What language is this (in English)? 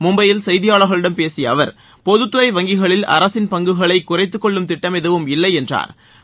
Tamil